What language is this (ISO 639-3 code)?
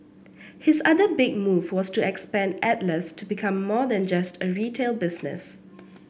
eng